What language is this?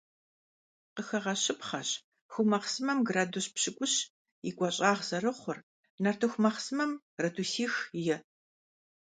Kabardian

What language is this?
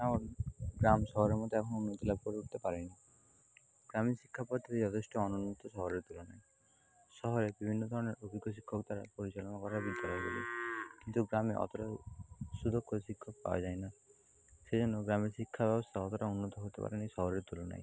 Bangla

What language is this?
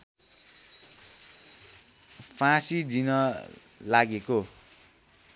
Nepali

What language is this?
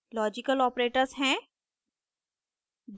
Hindi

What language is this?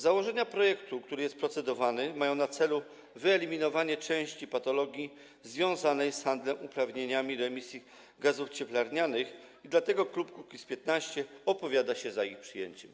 Polish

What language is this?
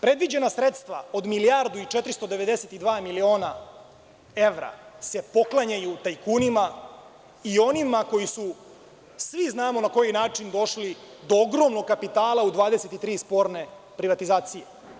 Serbian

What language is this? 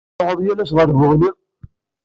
Kabyle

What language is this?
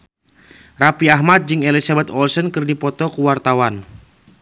Sundanese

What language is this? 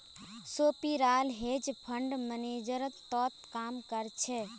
Magahi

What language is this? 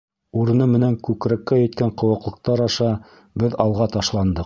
Bashkir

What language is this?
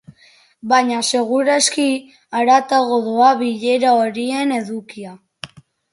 Basque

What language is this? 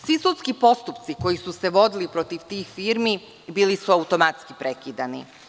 Serbian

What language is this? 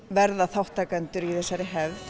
Icelandic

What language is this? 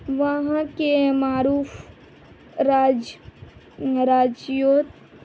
Urdu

